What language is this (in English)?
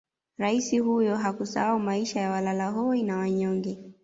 Swahili